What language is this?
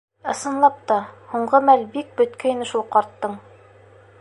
Bashkir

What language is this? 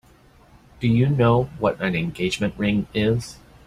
English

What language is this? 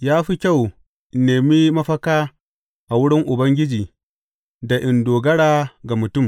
Hausa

